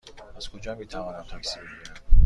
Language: Persian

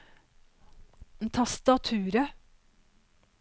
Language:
Norwegian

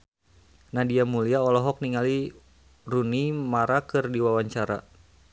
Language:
Sundanese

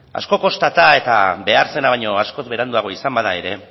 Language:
Basque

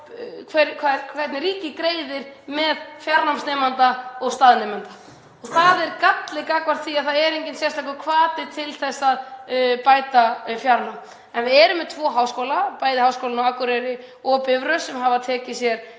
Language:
Icelandic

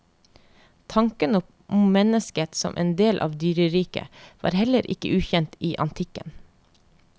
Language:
Norwegian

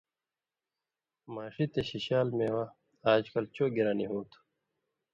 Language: Indus Kohistani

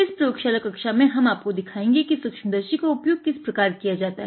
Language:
Hindi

